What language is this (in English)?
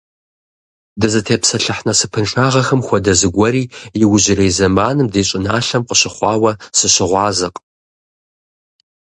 Kabardian